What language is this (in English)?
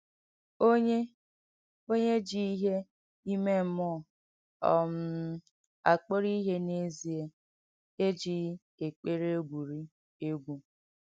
Igbo